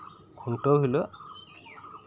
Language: Santali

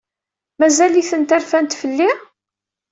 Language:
Kabyle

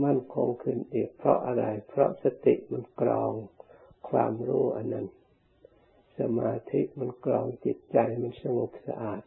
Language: Thai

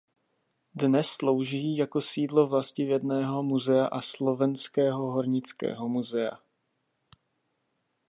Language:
Czech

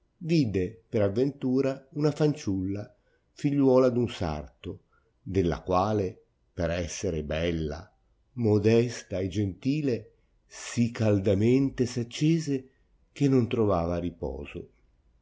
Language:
Italian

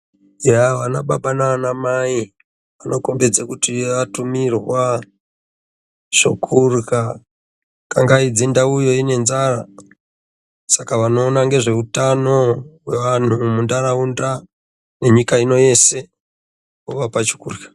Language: Ndau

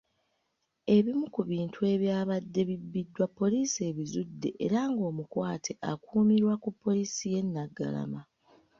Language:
Ganda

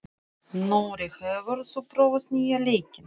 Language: Icelandic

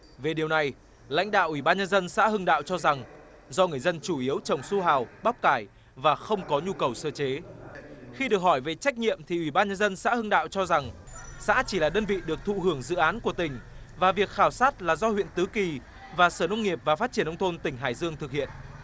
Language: Vietnamese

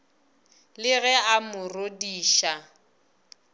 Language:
Northern Sotho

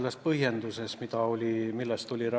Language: Estonian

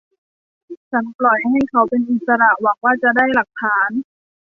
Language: Thai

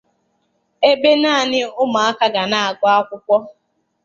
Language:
Igbo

